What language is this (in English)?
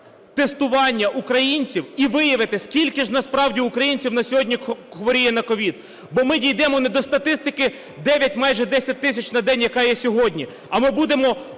Ukrainian